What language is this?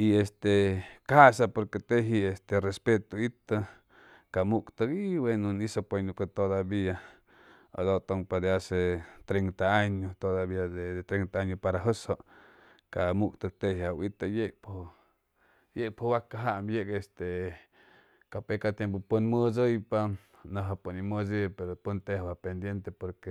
Chimalapa Zoque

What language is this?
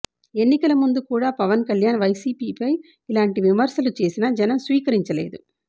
Telugu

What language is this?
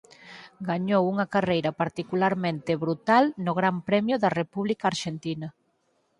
Galician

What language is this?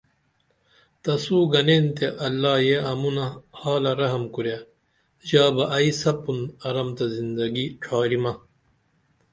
Dameli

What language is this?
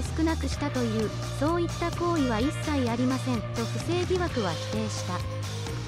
Japanese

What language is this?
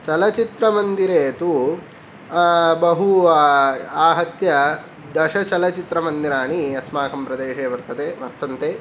Sanskrit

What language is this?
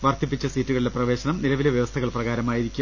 Malayalam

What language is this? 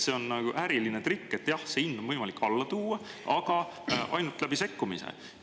Estonian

